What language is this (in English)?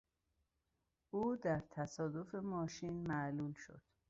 Persian